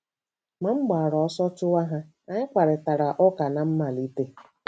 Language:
Igbo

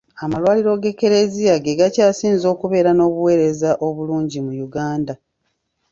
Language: Ganda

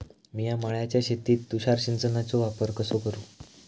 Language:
Marathi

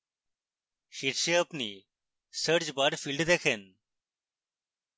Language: Bangla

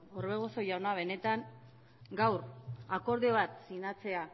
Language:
Basque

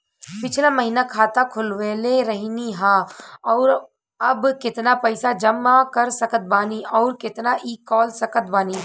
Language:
Bhojpuri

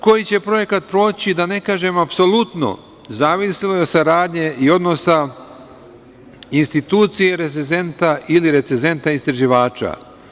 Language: Serbian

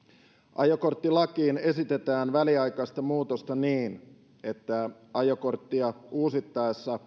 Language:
Finnish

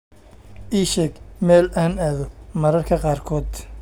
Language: Somali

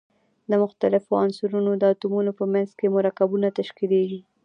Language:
Pashto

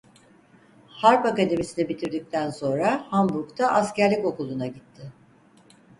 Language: Turkish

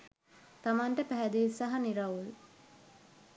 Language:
Sinhala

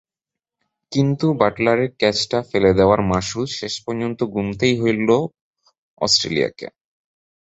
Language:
Bangla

